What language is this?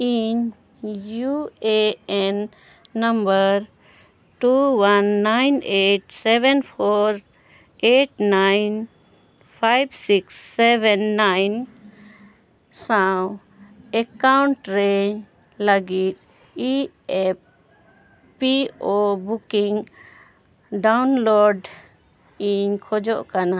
Santali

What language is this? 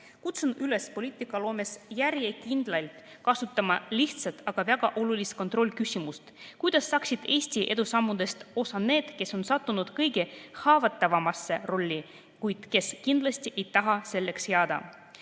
Estonian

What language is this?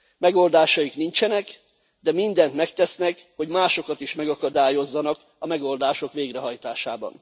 Hungarian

